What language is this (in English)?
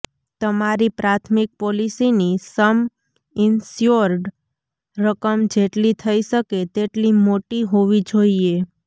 Gujarati